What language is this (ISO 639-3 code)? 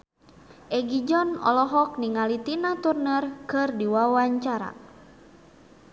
sun